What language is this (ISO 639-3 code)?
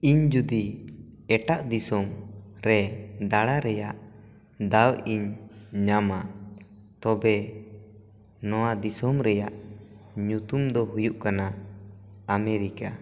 sat